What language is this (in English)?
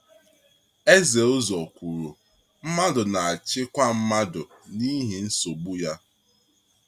Igbo